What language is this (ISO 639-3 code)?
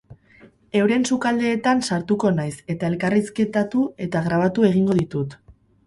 eus